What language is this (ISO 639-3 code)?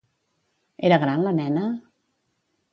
cat